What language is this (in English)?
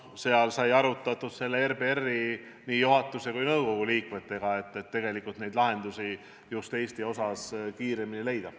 Estonian